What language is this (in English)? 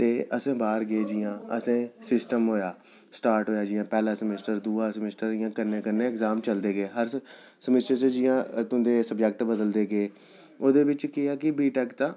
Dogri